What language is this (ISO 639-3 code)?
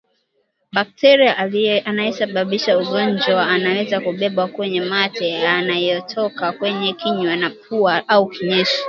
swa